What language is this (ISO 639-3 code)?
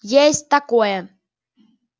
rus